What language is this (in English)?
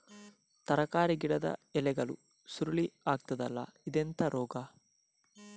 Kannada